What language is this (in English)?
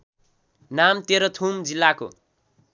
Nepali